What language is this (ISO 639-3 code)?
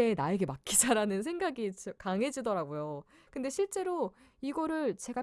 kor